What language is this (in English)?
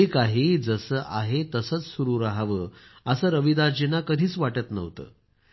Marathi